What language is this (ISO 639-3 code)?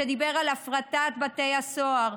heb